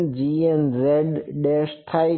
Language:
Gujarati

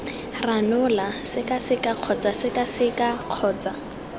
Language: Tswana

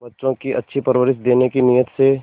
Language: Hindi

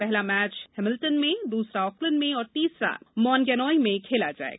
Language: Hindi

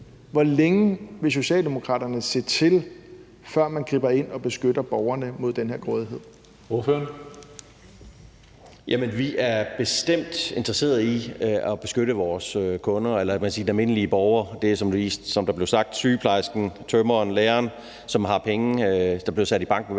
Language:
Danish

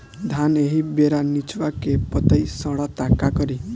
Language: Bhojpuri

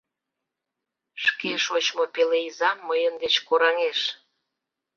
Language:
Mari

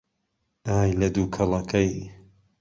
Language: Central Kurdish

